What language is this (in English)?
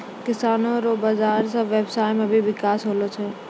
Maithili